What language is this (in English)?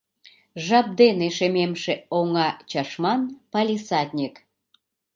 Mari